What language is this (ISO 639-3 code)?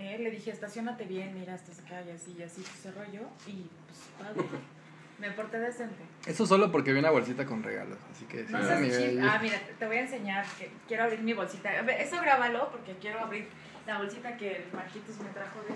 spa